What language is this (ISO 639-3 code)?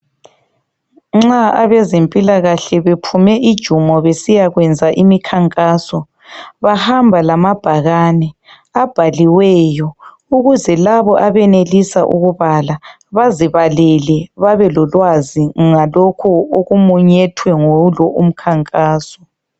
nde